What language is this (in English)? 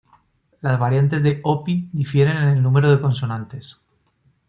Spanish